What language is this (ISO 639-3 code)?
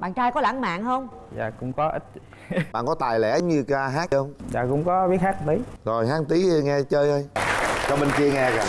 vie